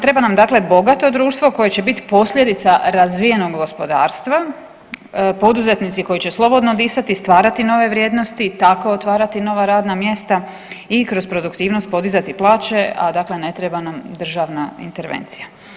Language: Croatian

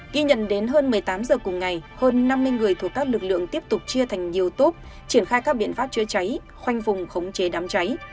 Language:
Vietnamese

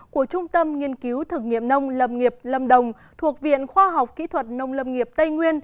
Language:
Vietnamese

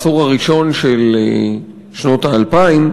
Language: Hebrew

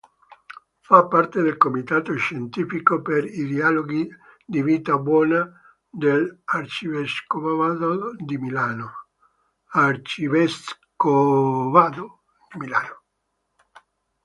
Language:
Italian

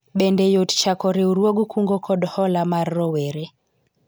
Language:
Luo (Kenya and Tanzania)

